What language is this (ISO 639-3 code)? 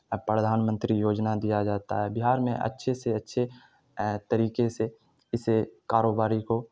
urd